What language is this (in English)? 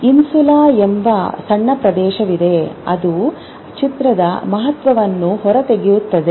Kannada